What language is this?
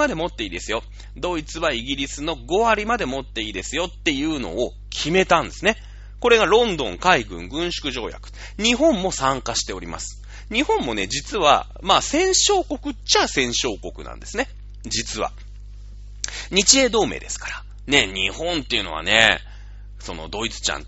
Japanese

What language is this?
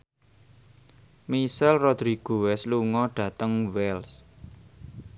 Javanese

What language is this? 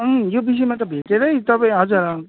Nepali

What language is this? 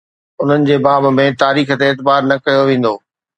Sindhi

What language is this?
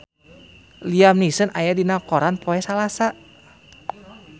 Sundanese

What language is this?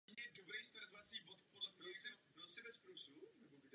Czech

